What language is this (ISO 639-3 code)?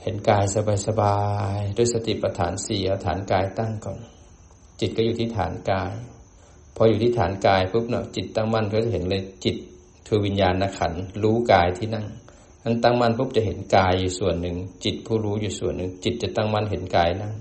tha